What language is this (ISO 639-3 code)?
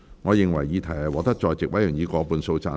yue